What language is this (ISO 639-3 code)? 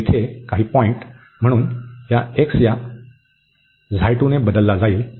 mar